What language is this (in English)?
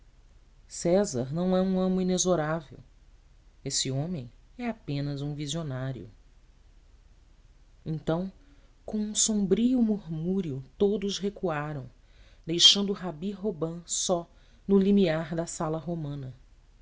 Portuguese